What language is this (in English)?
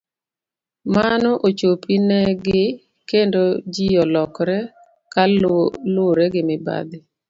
Luo (Kenya and Tanzania)